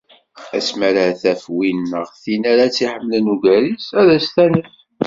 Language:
Kabyle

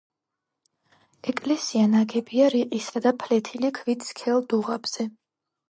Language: Georgian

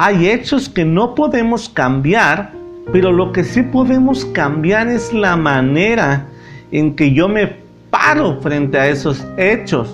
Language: Spanish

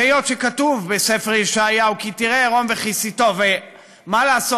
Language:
Hebrew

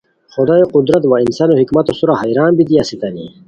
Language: Khowar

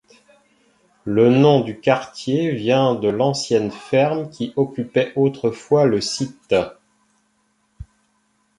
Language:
French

